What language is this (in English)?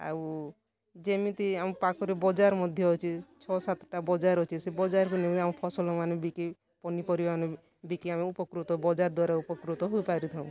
Odia